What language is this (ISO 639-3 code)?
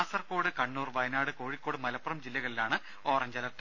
mal